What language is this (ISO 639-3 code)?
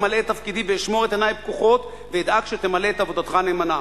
heb